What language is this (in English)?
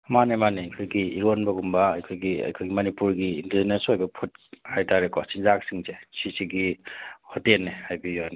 Manipuri